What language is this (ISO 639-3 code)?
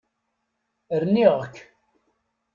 kab